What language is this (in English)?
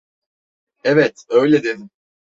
Turkish